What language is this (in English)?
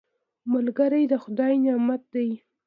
Pashto